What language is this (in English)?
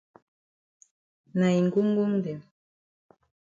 Cameroon Pidgin